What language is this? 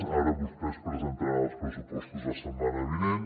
Catalan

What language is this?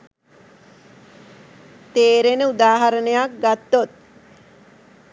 Sinhala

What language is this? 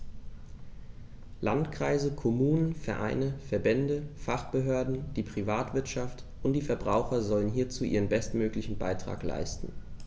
German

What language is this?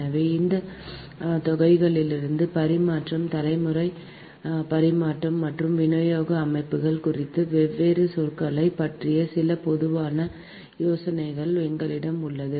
Tamil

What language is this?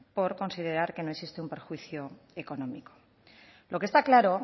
Spanish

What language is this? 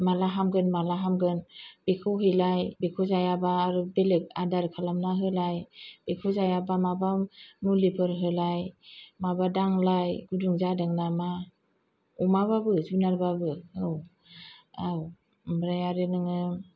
Bodo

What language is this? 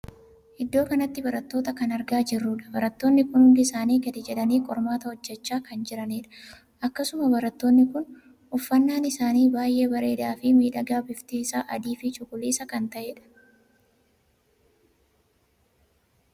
Oromo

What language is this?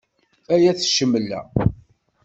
Kabyle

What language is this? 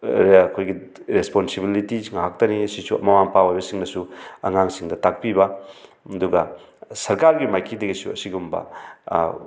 Manipuri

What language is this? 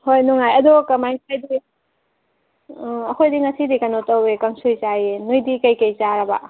Manipuri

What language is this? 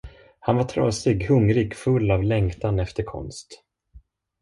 Swedish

